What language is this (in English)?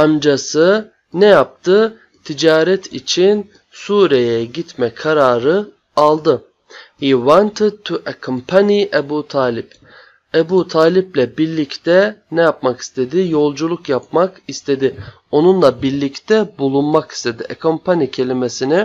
Turkish